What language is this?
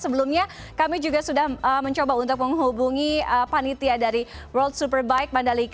Indonesian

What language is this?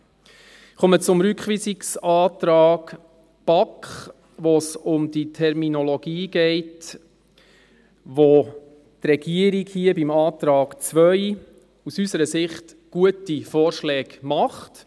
Swiss German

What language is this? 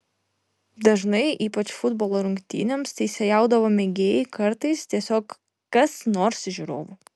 Lithuanian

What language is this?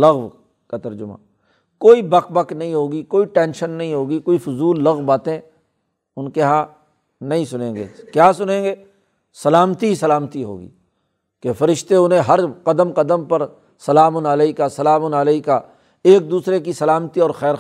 Urdu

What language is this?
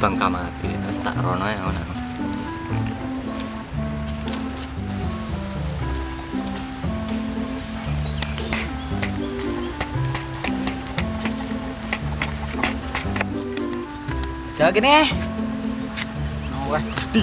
Indonesian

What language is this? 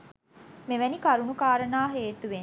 Sinhala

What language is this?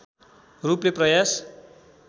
Nepali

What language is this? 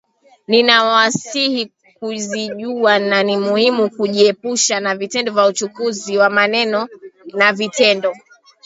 Swahili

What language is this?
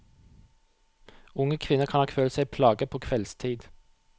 Norwegian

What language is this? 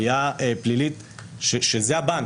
Hebrew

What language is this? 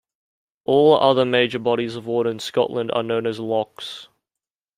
English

